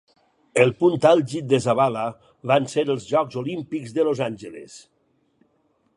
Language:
Catalan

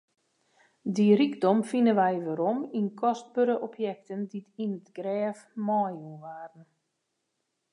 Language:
Western Frisian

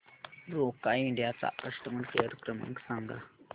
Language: Marathi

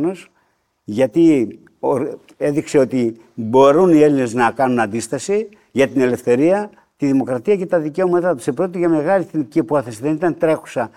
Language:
Greek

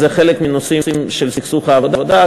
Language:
Hebrew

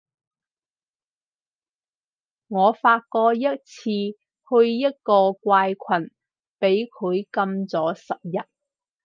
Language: Cantonese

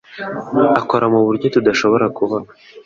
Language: Kinyarwanda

